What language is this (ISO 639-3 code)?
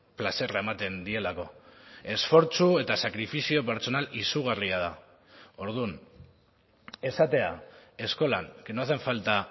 eus